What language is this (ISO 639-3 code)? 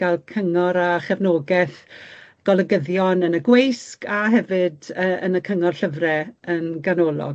cym